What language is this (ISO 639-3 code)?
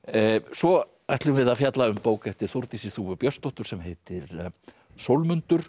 isl